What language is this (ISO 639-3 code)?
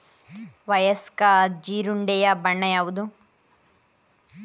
kan